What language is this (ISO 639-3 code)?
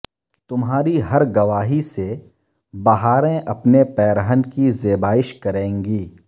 urd